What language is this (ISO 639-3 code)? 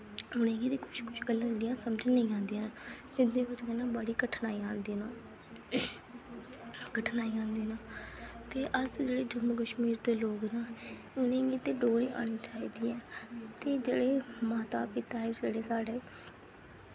doi